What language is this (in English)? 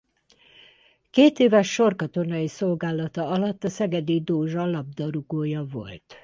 Hungarian